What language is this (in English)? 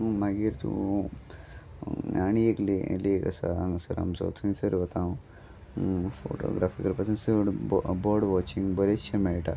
Konkani